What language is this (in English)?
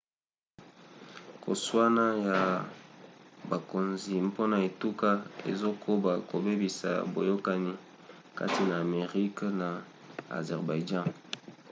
Lingala